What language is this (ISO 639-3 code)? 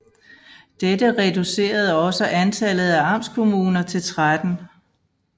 dan